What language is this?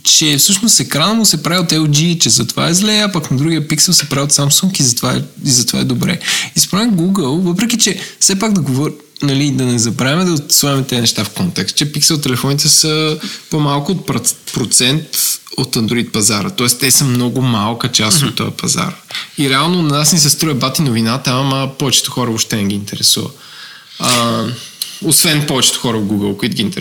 Bulgarian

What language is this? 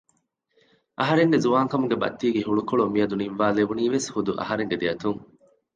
Divehi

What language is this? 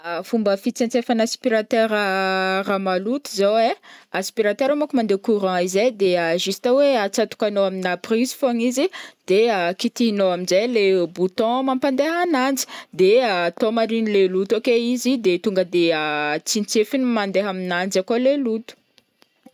Northern Betsimisaraka Malagasy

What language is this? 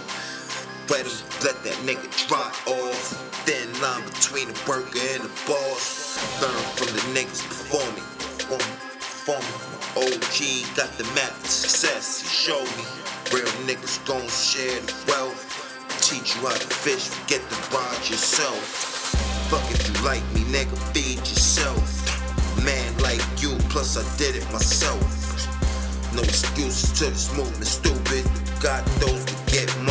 English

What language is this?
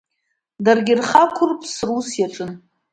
Abkhazian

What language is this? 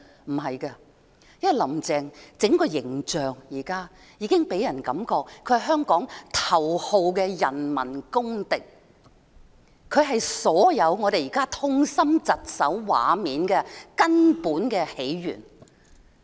Cantonese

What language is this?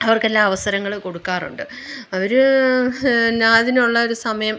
Malayalam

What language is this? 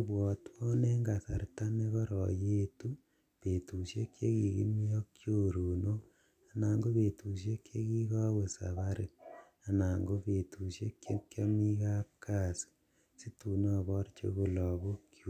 Kalenjin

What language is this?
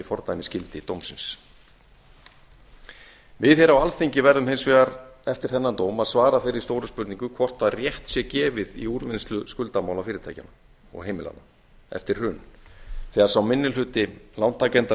Icelandic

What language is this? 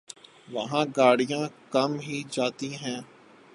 Urdu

